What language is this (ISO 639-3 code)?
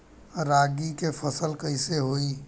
bho